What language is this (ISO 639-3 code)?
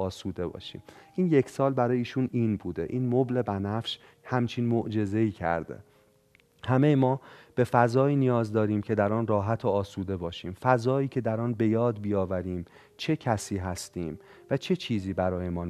fas